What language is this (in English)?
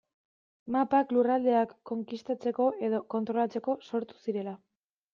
Basque